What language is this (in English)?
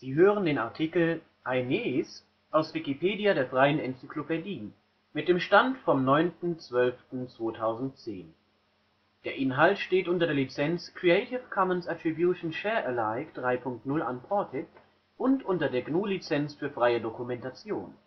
German